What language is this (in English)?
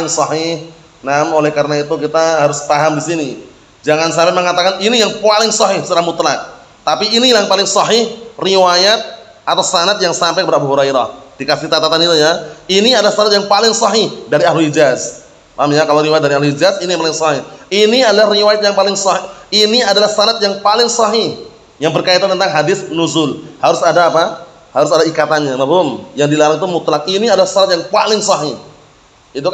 Indonesian